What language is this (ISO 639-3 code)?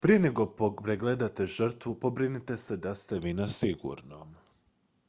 hrv